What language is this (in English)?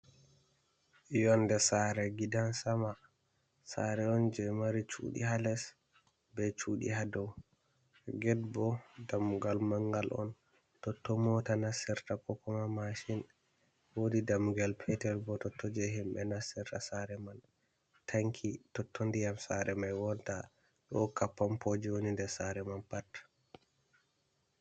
Fula